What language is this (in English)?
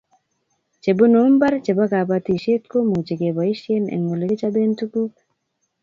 Kalenjin